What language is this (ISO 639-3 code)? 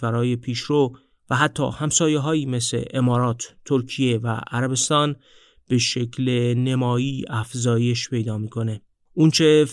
fas